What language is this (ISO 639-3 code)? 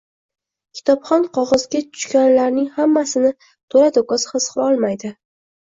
uzb